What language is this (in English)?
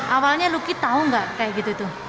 Indonesian